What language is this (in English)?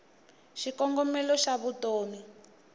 Tsonga